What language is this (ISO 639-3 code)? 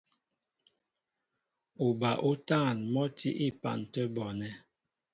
mbo